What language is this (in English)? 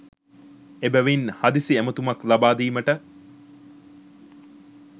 Sinhala